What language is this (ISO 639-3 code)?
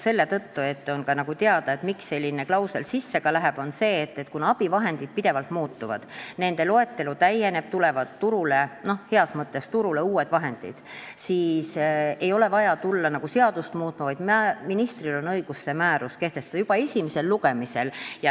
est